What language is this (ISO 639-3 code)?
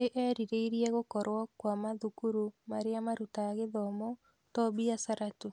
kik